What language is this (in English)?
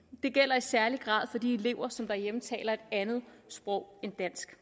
Danish